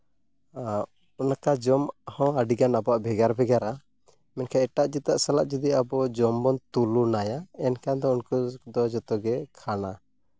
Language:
Santali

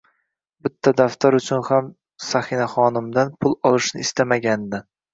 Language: Uzbek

